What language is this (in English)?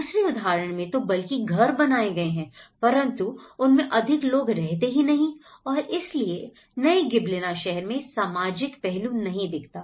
Hindi